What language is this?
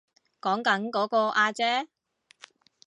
Cantonese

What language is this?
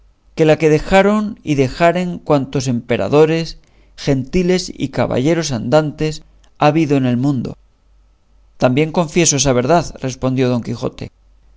Spanish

